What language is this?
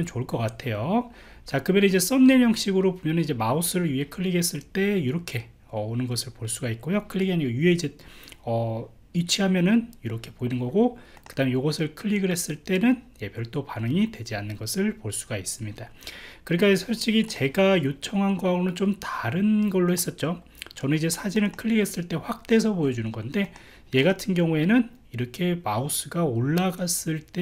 Korean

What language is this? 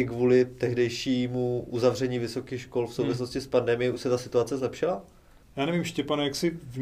Czech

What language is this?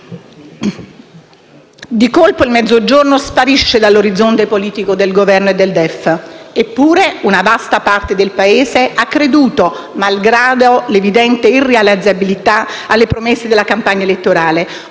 Italian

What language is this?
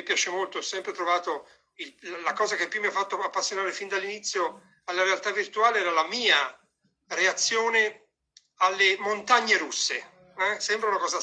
Italian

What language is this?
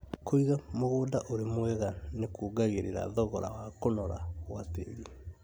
Kikuyu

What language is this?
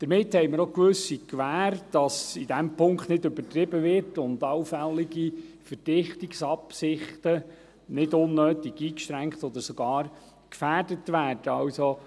Swiss German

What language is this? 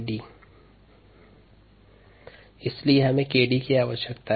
Hindi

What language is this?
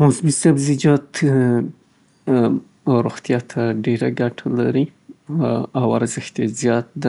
Southern Pashto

